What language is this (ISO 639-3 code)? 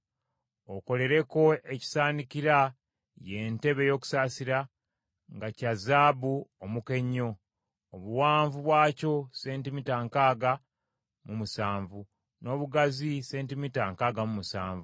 lug